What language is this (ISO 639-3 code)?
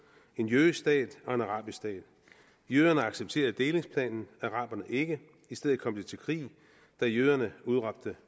dan